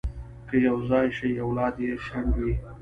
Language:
Pashto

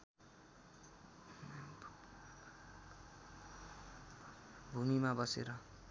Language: Nepali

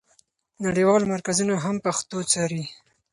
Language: Pashto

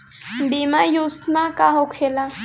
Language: Bhojpuri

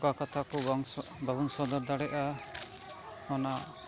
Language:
Santali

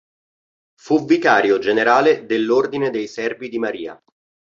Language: Italian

